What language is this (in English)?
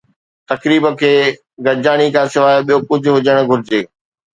Sindhi